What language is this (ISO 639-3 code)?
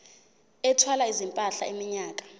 zul